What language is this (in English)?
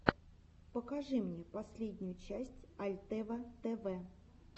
Russian